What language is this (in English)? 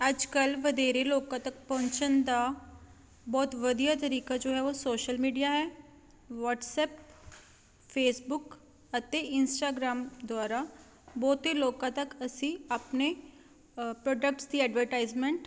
Punjabi